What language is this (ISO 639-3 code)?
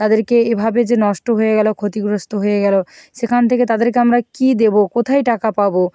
ben